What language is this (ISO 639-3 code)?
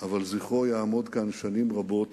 heb